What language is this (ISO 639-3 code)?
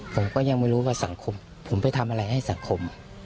tha